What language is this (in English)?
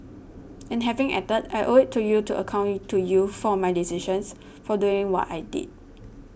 English